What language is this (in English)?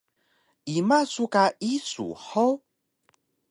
Taroko